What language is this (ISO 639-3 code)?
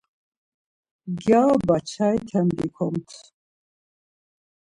lzz